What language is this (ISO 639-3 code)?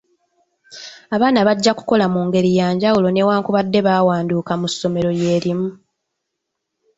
lug